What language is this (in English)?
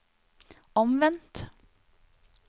Norwegian